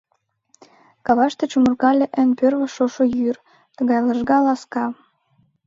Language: Mari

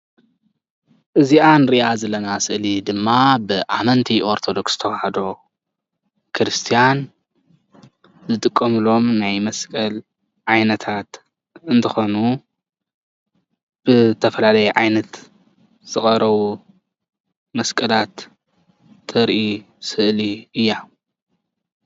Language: Tigrinya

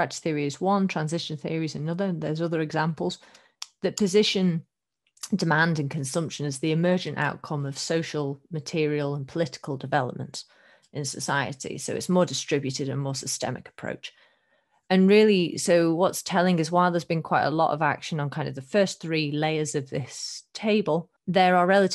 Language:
English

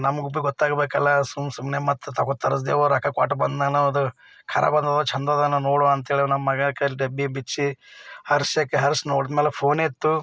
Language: Kannada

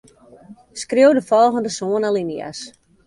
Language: Western Frisian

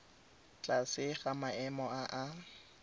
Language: Tswana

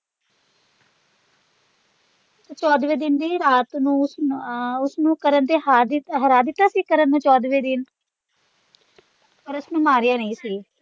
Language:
Punjabi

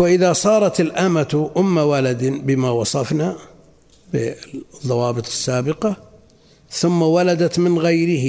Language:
Arabic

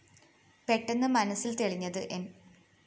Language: Malayalam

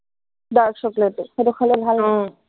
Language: Assamese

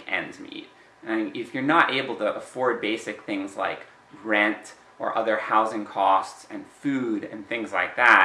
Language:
English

